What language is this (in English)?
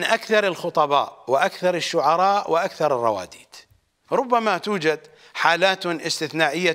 Arabic